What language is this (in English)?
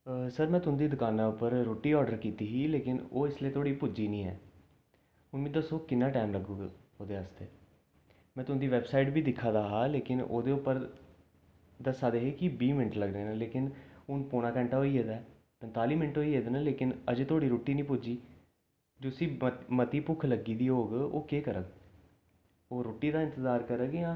Dogri